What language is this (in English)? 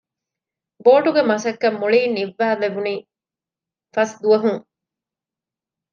Divehi